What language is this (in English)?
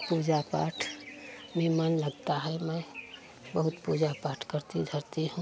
Hindi